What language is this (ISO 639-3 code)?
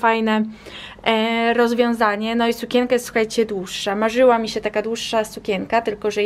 pol